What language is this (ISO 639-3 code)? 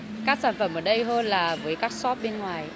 vie